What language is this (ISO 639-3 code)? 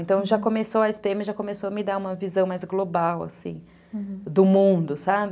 por